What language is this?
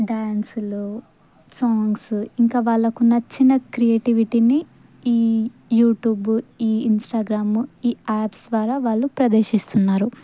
Telugu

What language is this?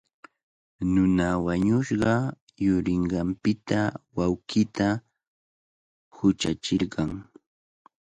Cajatambo North Lima Quechua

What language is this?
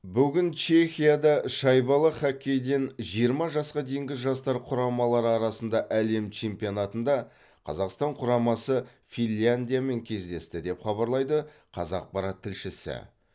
Kazakh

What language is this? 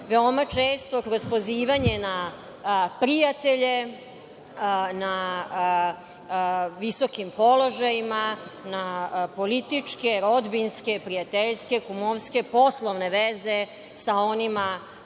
Serbian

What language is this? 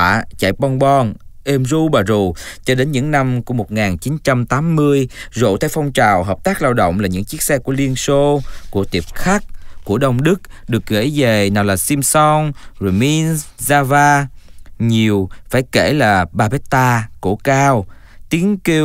Vietnamese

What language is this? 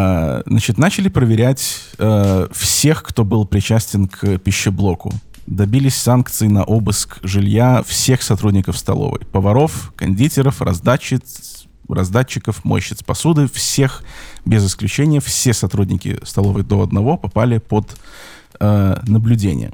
Russian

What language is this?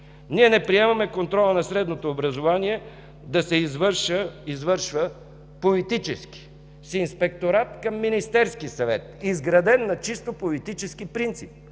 Bulgarian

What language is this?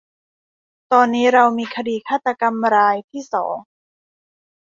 Thai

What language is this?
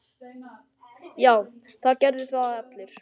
Icelandic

